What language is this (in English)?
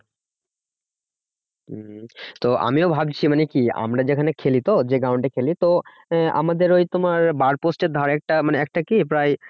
Bangla